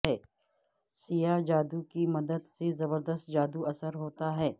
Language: Urdu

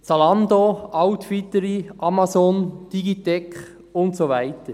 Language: Swiss German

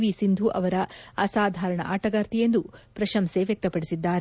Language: Kannada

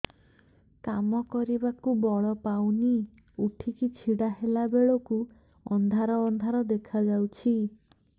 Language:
Odia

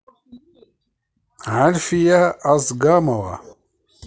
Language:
Russian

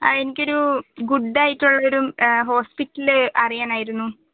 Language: Malayalam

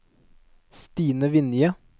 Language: Norwegian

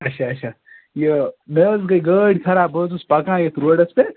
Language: Kashmiri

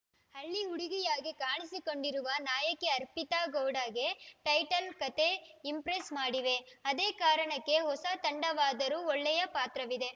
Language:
Kannada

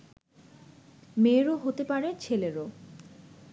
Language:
Bangla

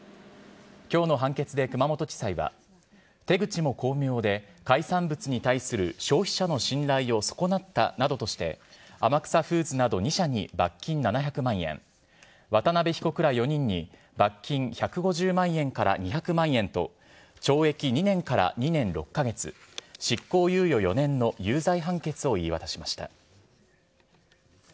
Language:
Japanese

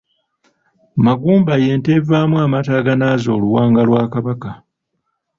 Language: Ganda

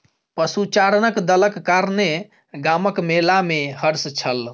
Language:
Maithili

